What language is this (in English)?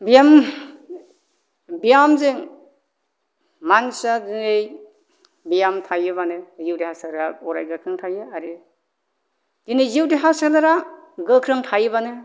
Bodo